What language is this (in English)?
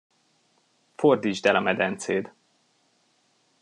Hungarian